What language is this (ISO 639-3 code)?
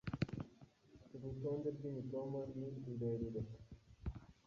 kin